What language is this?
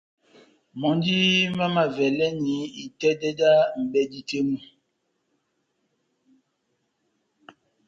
Batanga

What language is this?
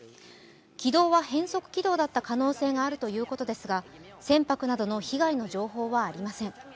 Japanese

